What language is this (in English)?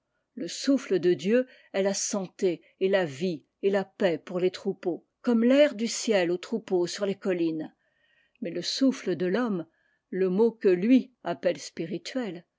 French